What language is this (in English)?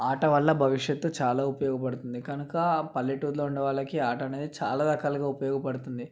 Telugu